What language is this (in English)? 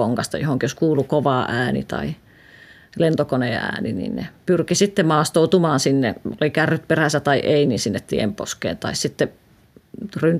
Finnish